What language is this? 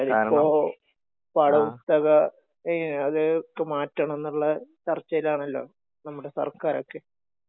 Malayalam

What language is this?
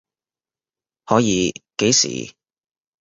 Cantonese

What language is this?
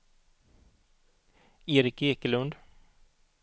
Swedish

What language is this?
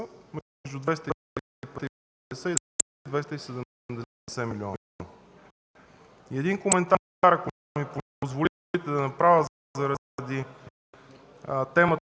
Bulgarian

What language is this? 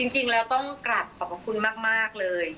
Thai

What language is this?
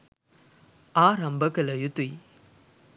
Sinhala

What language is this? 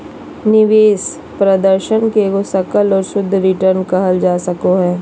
Magahi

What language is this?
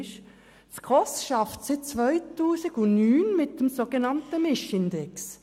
Swiss German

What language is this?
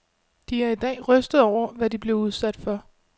Danish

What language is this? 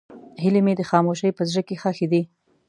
Pashto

